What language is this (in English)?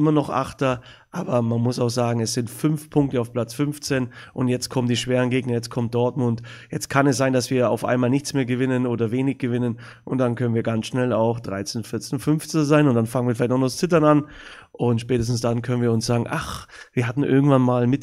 German